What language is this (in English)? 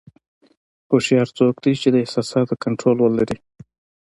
Pashto